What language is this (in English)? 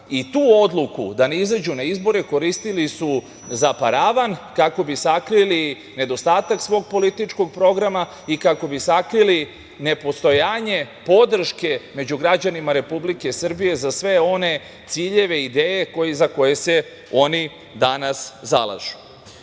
Serbian